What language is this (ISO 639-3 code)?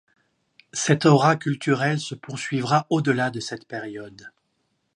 fra